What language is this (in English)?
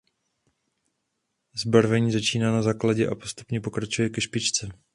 Czech